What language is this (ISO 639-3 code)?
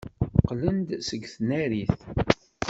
kab